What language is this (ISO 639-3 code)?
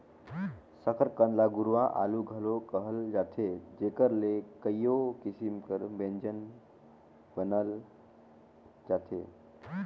hne